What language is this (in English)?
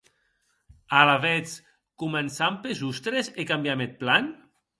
Occitan